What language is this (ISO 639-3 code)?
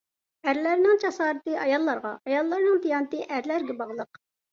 uig